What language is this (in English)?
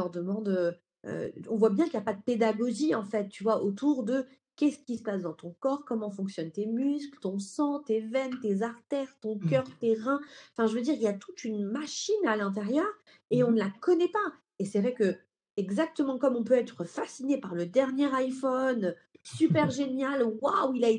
French